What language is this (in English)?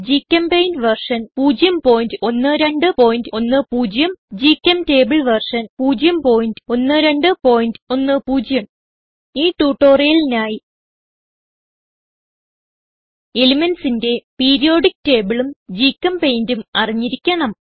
Malayalam